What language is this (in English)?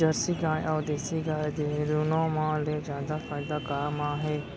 Chhattisgarhi